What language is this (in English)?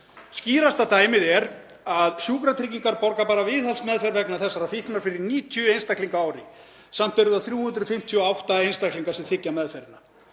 Icelandic